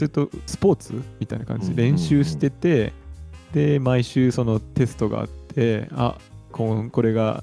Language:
Japanese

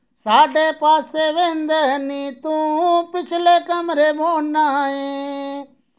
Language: Dogri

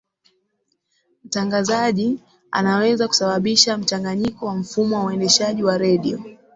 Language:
Swahili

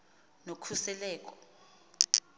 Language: Xhosa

